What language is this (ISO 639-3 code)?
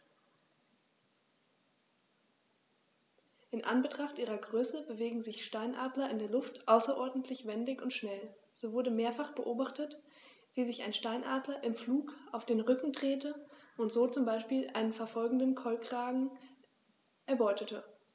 deu